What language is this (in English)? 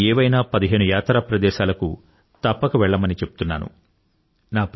Telugu